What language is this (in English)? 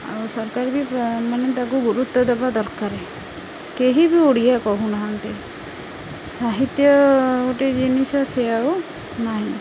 Odia